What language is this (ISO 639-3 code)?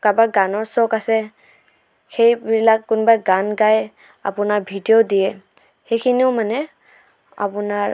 asm